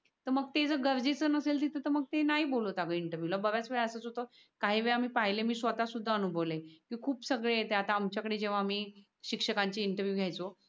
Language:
Marathi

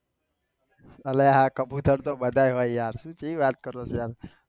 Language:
Gujarati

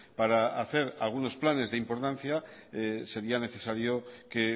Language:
Spanish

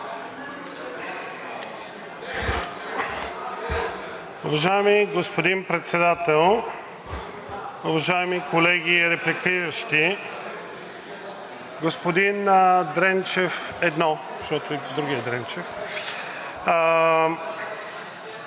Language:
Bulgarian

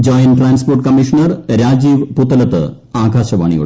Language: Malayalam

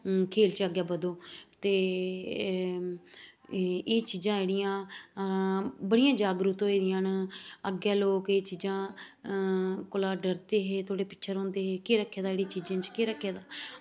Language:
Dogri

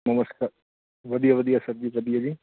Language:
Punjabi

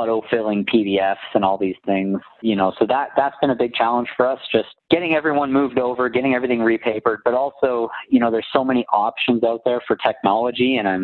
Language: English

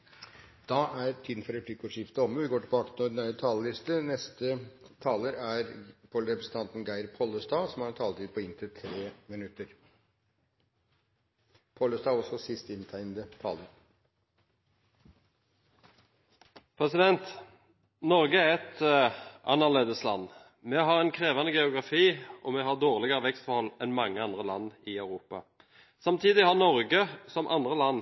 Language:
Norwegian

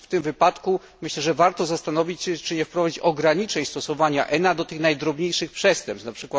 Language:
Polish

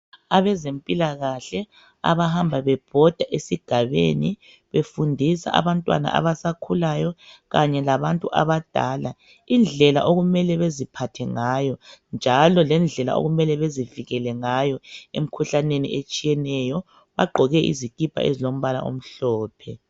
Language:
North Ndebele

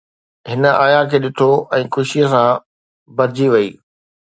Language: Sindhi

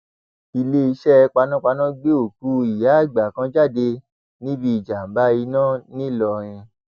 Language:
Yoruba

